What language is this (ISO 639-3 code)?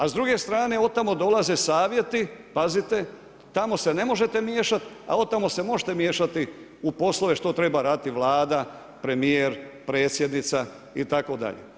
hrv